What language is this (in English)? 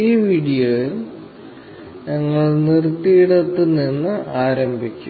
Malayalam